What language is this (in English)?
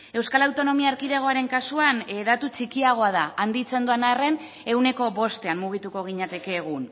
Basque